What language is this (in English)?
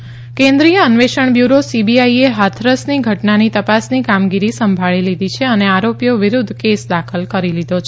Gujarati